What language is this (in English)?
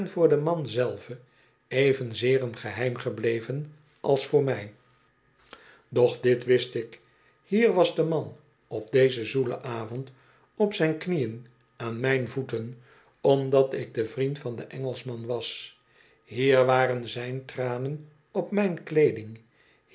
Dutch